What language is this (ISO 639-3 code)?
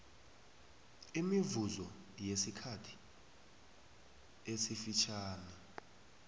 nbl